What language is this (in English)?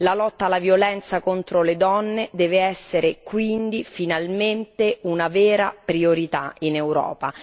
Italian